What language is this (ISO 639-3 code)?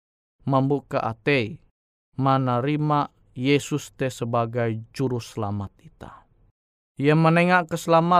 ind